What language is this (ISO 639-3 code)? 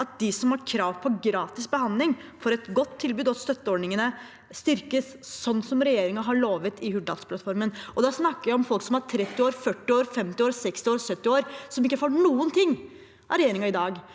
nor